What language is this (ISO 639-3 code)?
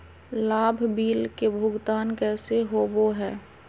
mag